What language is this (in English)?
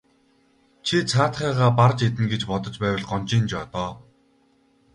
Mongolian